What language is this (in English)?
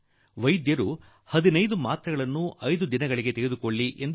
Kannada